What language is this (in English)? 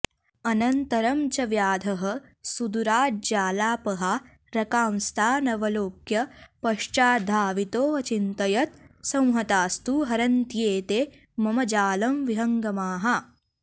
Sanskrit